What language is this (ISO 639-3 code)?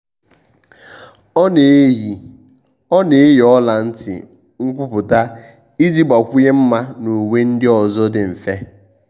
ibo